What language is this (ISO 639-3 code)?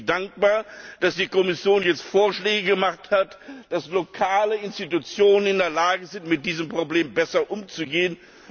deu